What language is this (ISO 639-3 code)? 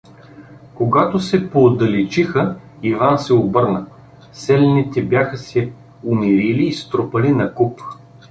bul